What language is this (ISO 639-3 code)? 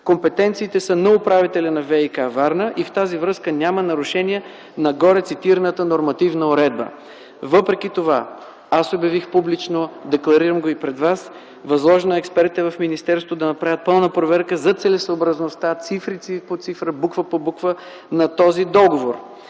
bul